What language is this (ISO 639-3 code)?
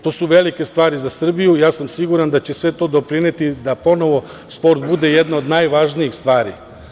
srp